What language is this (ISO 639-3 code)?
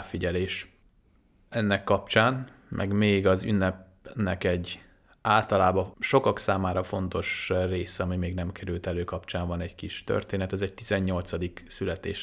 hun